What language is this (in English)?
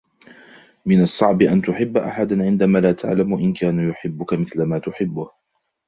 Arabic